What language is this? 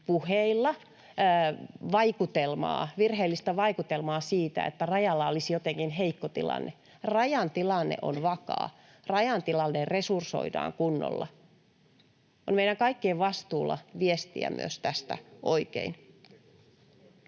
Finnish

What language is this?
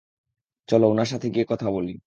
Bangla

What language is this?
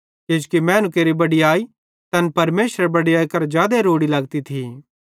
Bhadrawahi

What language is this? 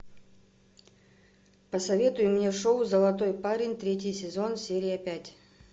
Russian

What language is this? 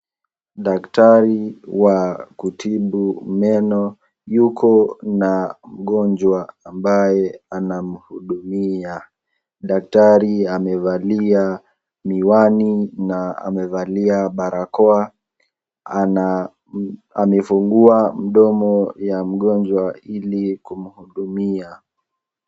Swahili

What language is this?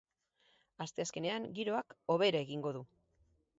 Basque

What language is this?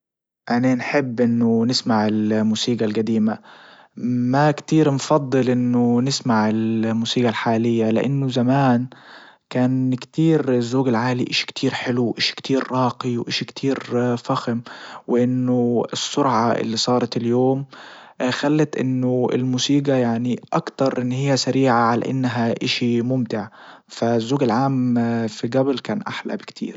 Libyan Arabic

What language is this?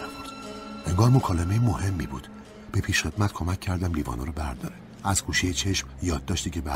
Persian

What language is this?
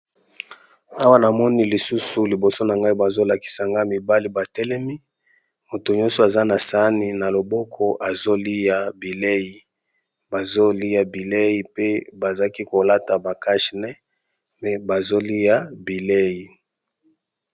Lingala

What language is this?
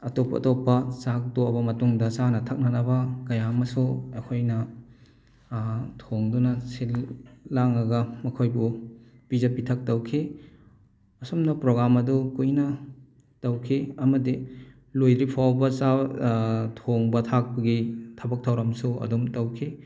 Manipuri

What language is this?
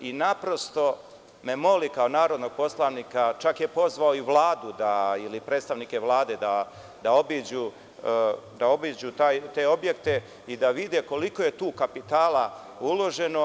Serbian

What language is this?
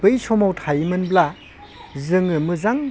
Bodo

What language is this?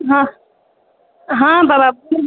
Maithili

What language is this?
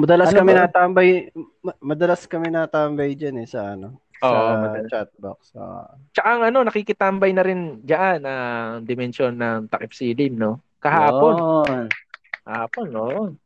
Filipino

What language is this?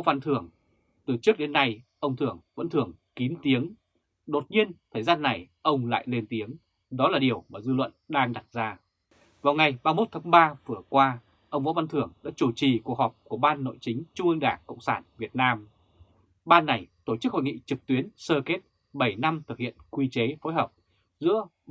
Vietnamese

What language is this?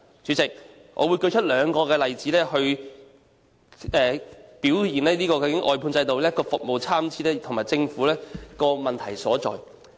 Cantonese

